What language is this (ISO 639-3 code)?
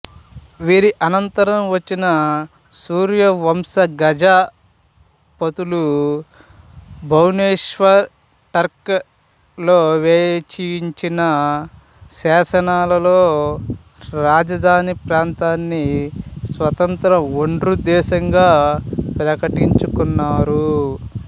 tel